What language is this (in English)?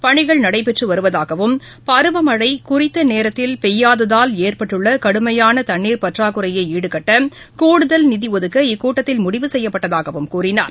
Tamil